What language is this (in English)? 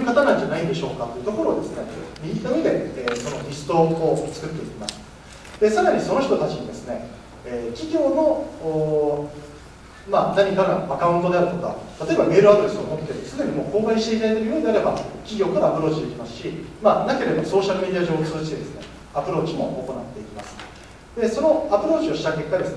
Japanese